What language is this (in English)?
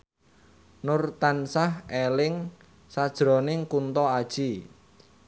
Javanese